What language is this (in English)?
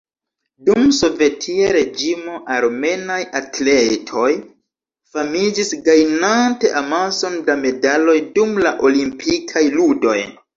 Esperanto